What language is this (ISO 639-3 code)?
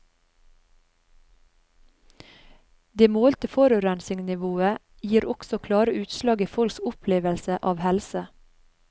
nor